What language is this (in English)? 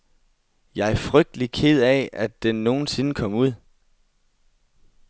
Danish